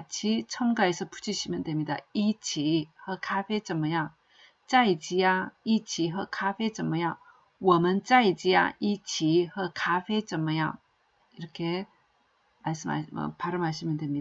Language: Korean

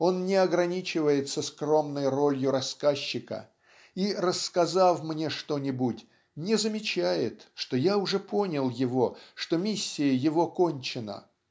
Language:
Russian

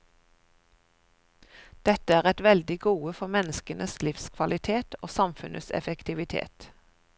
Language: Norwegian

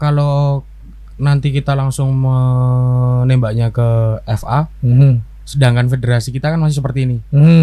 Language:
Indonesian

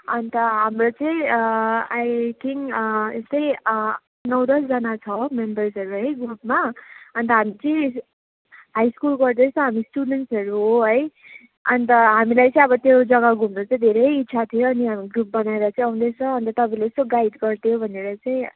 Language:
Nepali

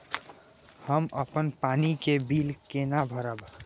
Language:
Maithili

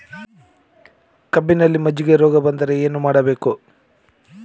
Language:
Kannada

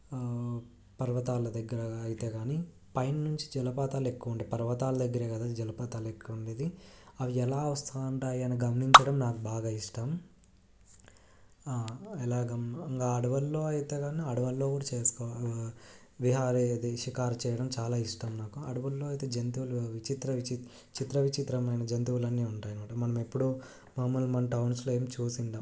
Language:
Telugu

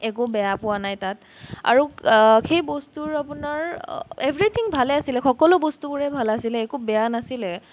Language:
Assamese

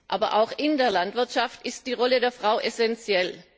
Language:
German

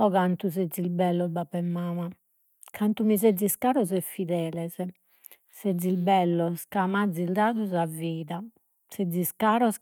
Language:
Sardinian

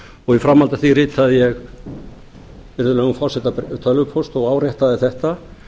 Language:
Icelandic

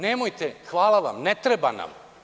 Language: Serbian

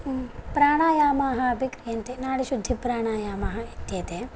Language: Sanskrit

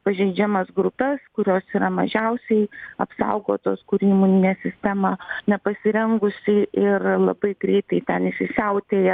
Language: Lithuanian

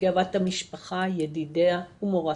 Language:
Hebrew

